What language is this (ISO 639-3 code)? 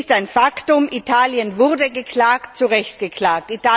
deu